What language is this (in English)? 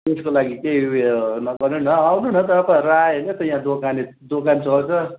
Nepali